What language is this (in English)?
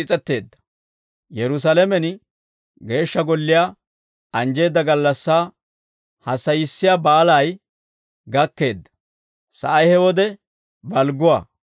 Dawro